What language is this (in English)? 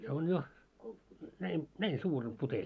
Finnish